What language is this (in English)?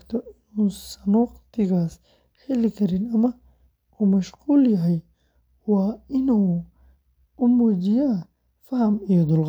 Somali